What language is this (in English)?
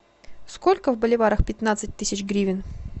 Russian